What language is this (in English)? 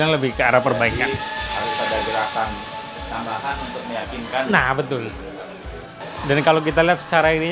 Indonesian